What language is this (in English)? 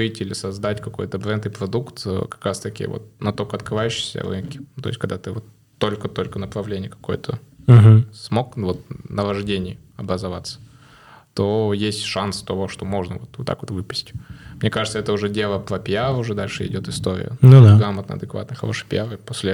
Russian